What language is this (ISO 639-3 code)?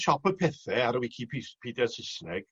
cym